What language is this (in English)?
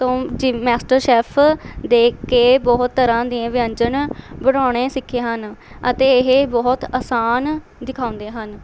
Punjabi